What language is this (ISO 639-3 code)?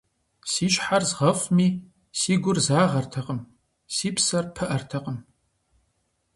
kbd